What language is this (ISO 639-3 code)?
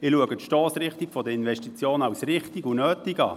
gsw